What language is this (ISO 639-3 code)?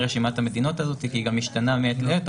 heb